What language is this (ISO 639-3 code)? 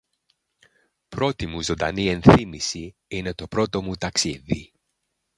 ell